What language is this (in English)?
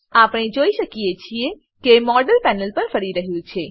Gujarati